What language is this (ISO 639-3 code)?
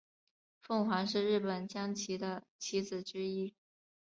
zho